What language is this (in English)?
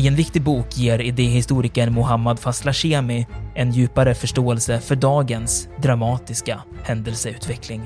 Swedish